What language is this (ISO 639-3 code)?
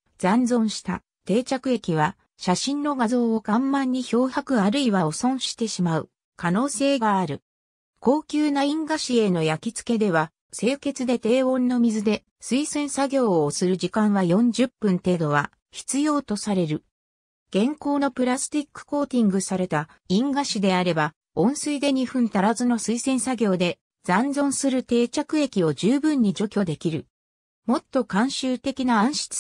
jpn